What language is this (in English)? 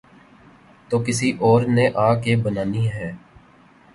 Urdu